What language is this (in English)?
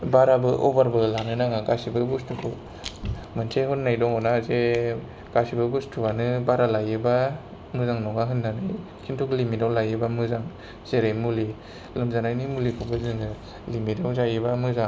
Bodo